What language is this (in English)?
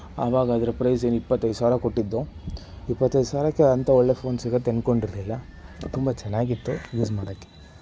Kannada